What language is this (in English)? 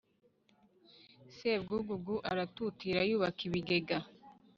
Kinyarwanda